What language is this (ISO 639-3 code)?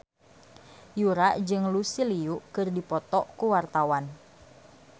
sun